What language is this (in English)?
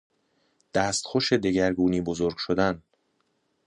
Persian